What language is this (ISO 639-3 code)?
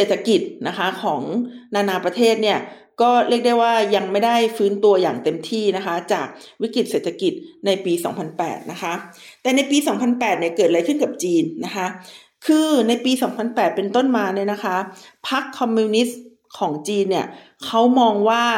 tha